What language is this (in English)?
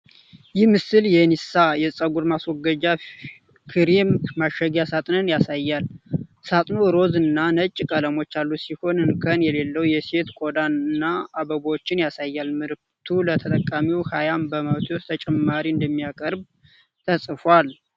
Amharic